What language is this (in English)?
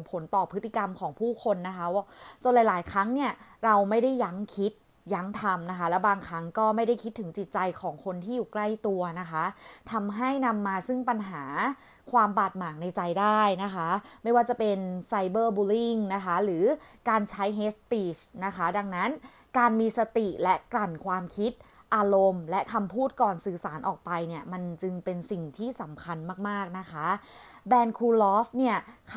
Thai